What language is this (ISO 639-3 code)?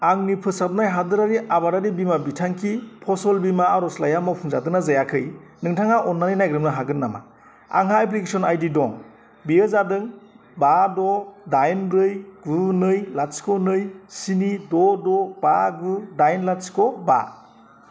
brx